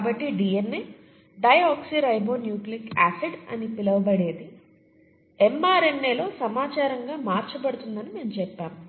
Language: Telugu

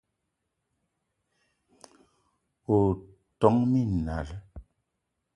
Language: Eton (Cameroon)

